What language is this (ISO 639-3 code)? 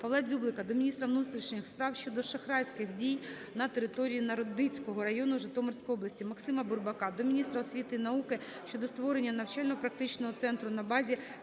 ukr